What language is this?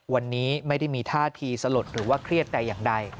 Thai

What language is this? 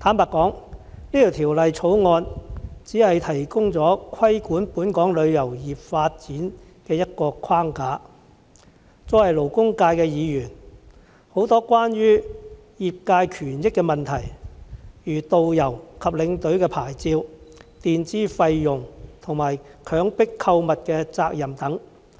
Cantonese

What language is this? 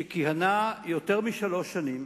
Hebrew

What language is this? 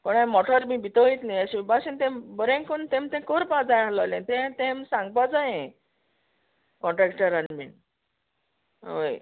Konkani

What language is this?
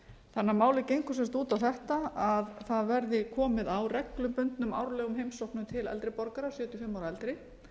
Icelandic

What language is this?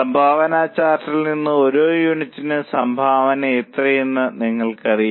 Malayalam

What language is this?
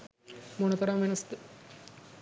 Sinhala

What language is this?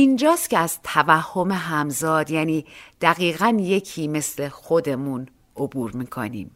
Persian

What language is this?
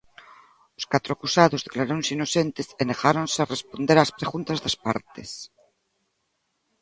Galician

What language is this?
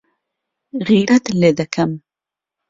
Central Kurdish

